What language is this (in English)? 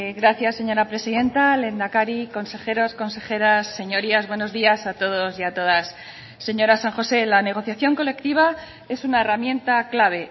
Spanish